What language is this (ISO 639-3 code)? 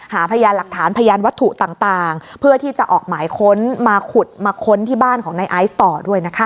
tha